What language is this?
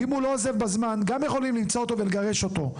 Hebrew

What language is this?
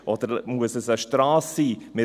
Swiss German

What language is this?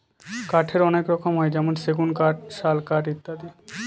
Bangla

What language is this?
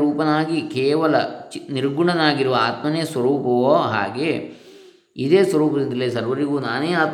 Kannada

